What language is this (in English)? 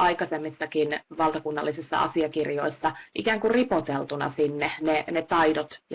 Finnish